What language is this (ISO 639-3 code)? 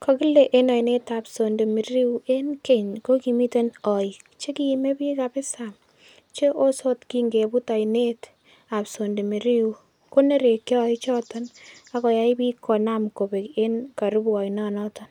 kln